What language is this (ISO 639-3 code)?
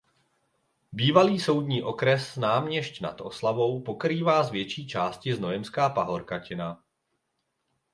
ces